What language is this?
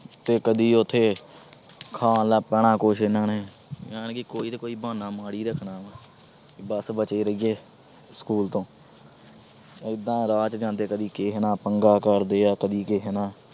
Punjabi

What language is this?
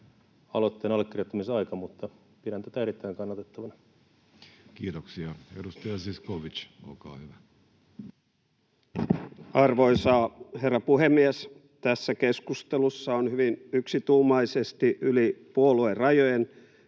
Finnish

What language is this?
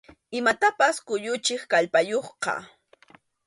Arequipa-La Unión Quechua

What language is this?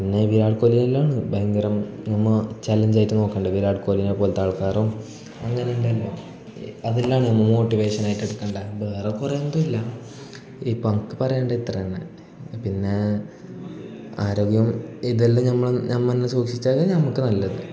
Malayalam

